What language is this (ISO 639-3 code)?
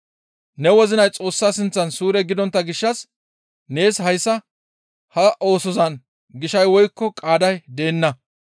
gmv